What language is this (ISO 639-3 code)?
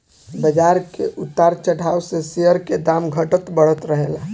bho